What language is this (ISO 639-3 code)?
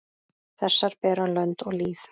isl